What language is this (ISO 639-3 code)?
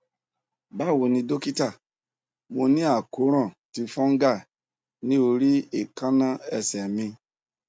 yor